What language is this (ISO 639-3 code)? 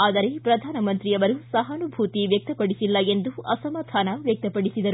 kan